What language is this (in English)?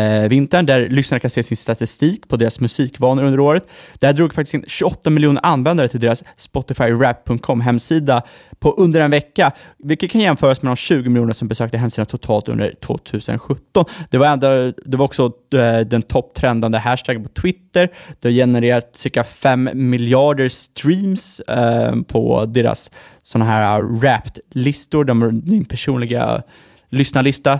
Swedish